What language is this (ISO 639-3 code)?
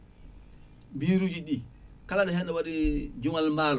ful